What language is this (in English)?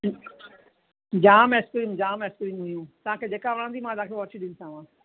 Sindhi